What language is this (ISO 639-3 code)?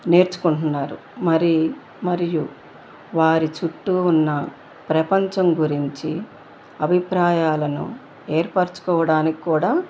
tel